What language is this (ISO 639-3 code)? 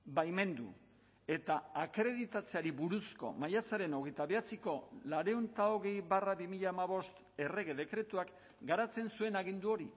eus